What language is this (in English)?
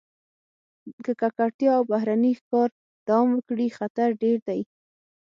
Pashto